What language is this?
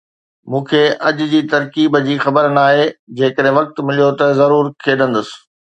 Sindhi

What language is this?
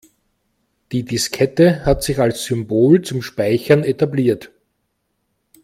German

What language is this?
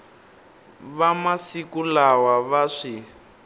Tsonga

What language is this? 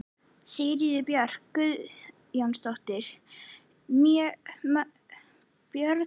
Icelandic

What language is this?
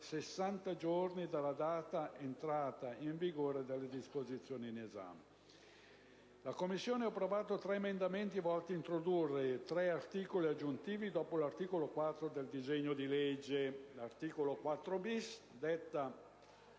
Italian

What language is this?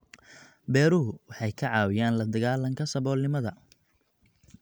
Somali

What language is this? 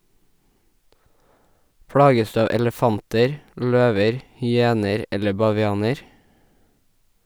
Norwegian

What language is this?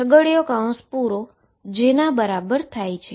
Gujarati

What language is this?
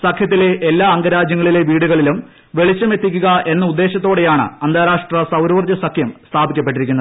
Malayalam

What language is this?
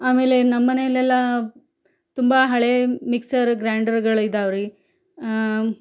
Kannada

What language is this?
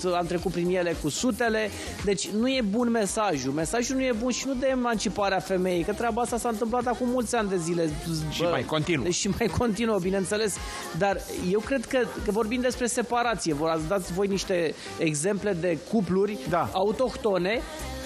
Romanian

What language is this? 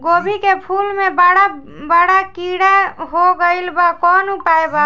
Bhojpuri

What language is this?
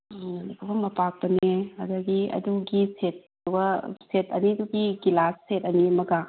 Manipuri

